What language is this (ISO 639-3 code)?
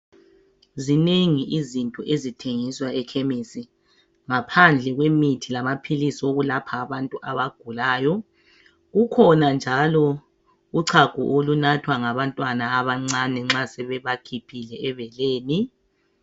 nde